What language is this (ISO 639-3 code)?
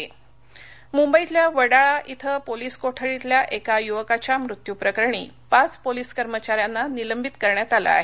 mar